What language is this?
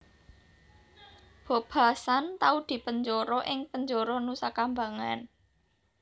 Javanese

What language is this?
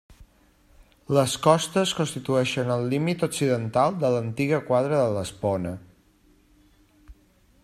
Catalan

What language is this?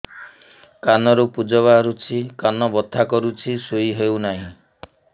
Odia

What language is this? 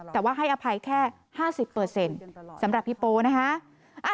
Thai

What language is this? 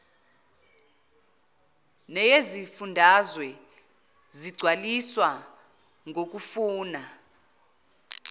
Zulu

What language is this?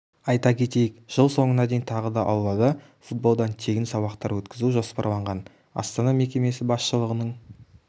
Kazakh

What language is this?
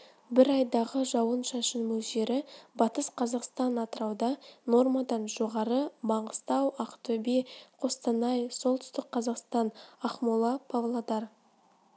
Kazakh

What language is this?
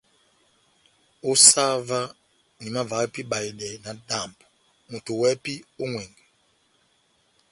Batanga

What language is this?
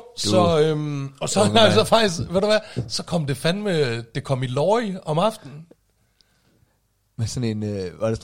Danish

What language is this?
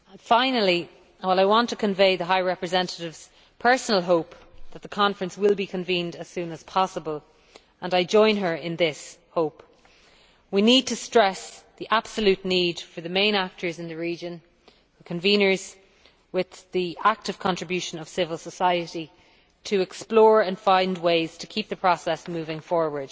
English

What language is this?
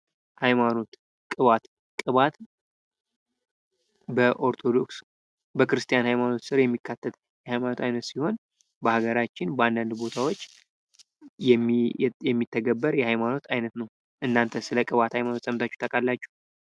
Amharic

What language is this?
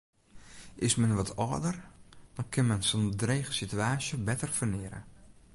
Western Frisian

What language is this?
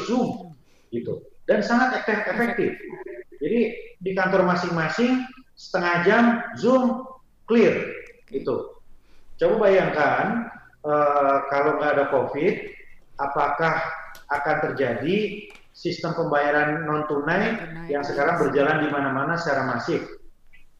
Indonesian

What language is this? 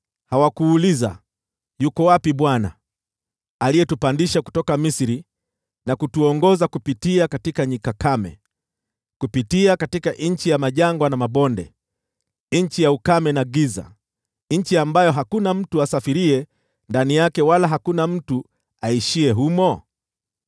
Swahili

